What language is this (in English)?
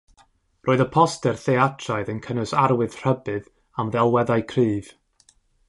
Welsh